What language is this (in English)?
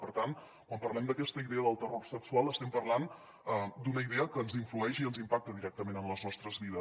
Catalan